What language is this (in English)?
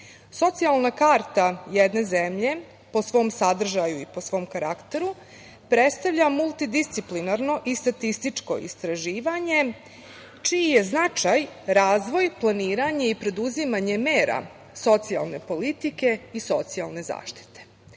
Serbian